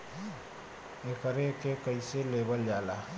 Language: Bhojpuri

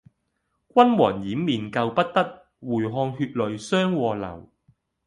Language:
Cantonese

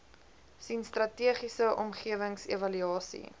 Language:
Afrikaans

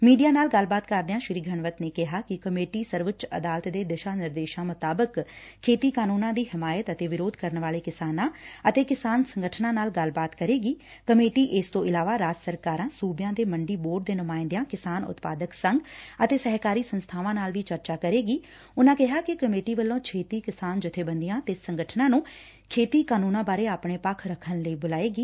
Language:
Punjabi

